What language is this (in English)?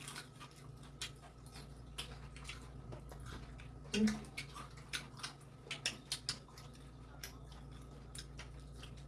Vietnamese